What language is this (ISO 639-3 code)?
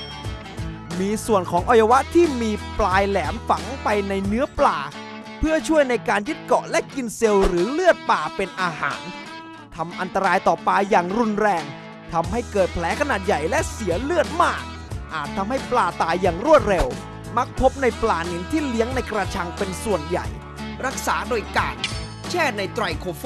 tha